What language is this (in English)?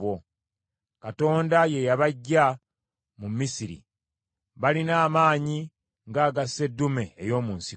Ganda